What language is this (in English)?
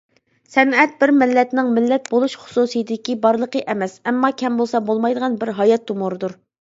Uyghur